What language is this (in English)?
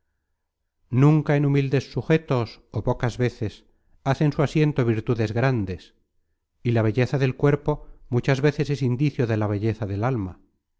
Spanish